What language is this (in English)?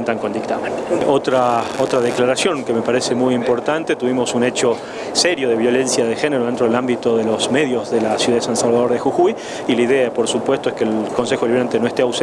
Spanish